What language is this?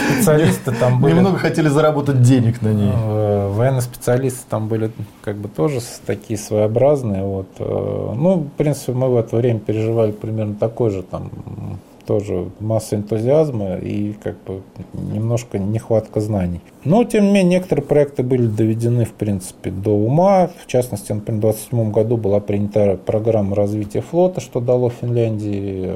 Russian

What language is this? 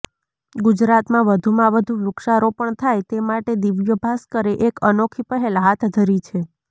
Gujarati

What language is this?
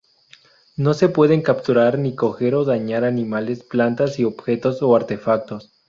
Spanish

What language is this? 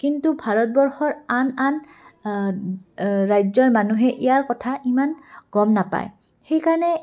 Assamese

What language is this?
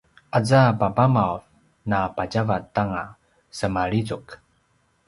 Paiwan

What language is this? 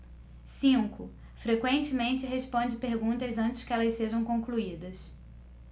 Portuguese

